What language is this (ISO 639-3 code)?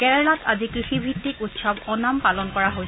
asm